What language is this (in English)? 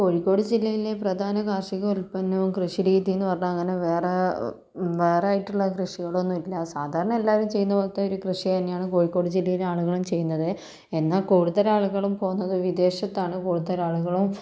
Malayalam